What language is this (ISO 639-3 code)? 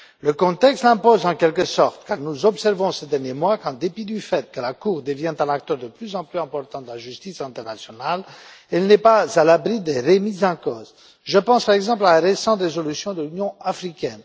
fra